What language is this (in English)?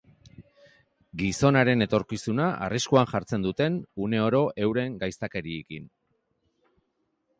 Basque